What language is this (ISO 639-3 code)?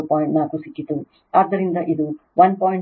kan